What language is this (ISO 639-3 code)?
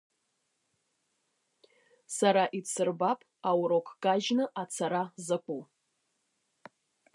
abk